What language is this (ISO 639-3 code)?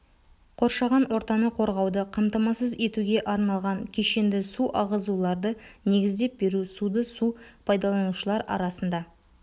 kaz